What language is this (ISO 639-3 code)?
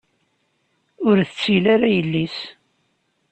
kab